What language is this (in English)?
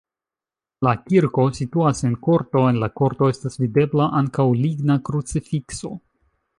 Esperanto